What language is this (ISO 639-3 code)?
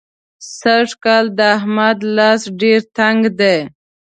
pus